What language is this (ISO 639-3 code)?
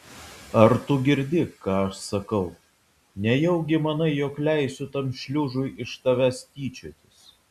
lit